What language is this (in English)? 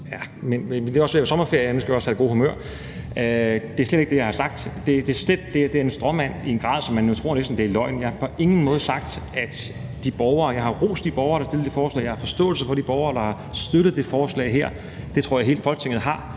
Danish